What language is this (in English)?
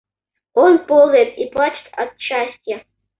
Russian